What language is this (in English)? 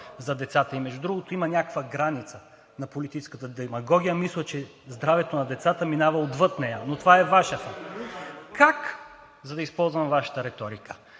Bulgarian